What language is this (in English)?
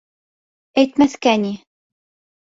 Bashkir